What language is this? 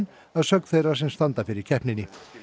Icelandic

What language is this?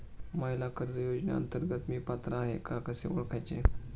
Marathi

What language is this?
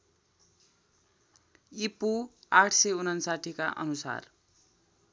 Nepali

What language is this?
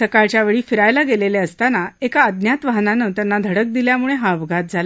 Marathi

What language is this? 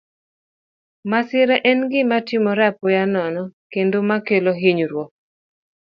Luo (Kenya and Tanzania)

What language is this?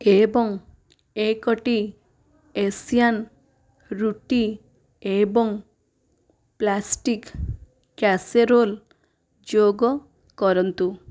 Odia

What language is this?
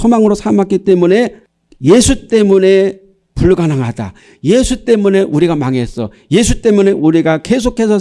Korean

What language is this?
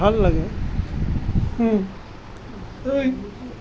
Assamese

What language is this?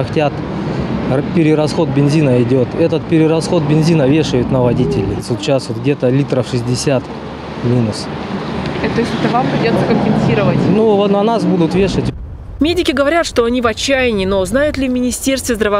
Russian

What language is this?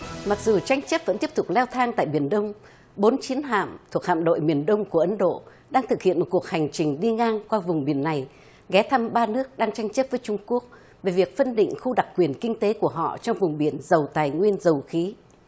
Vietnamese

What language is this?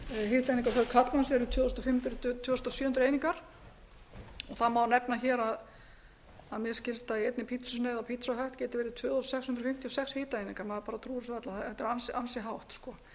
Icelandic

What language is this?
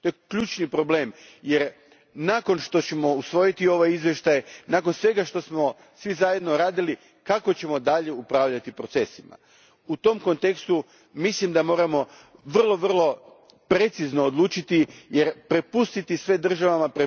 Croatian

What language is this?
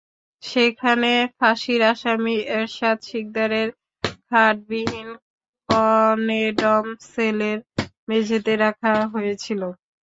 Bangla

